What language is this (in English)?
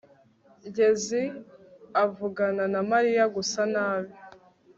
Kinyarwanda